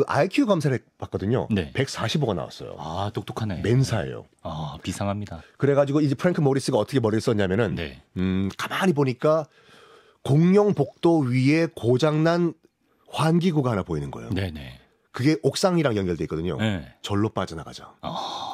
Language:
Korean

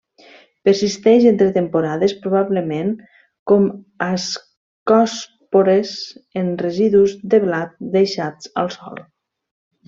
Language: Catalan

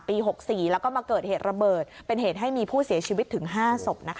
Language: Thai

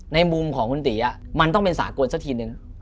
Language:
Thai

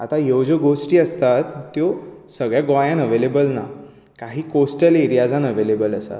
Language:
Konkani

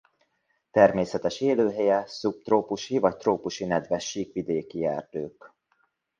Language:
Hungarian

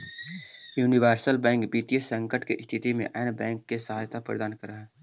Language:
Magahi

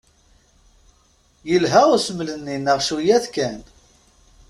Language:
Kabyle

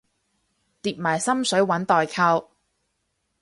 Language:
Cantonese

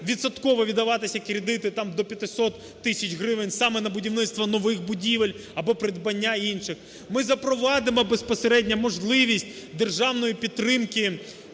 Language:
Ukrainian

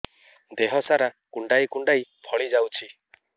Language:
Odia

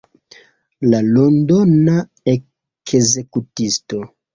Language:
Esperanto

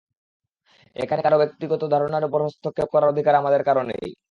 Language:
Bangla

